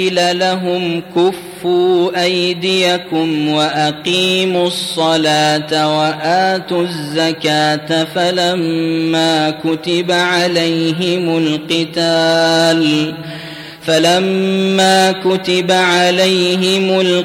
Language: Arabic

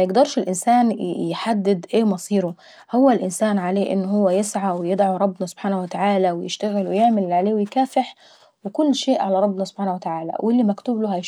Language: Saidi Arabic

